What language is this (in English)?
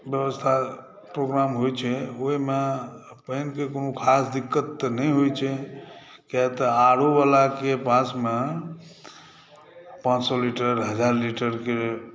Maithili